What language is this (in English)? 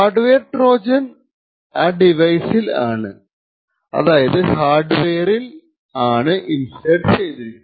Malayalam